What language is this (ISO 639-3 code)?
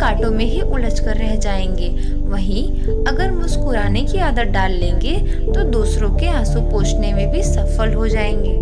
hin